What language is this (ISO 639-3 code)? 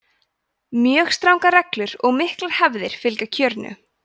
isl